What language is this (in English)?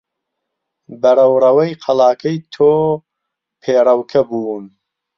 Central Kurdish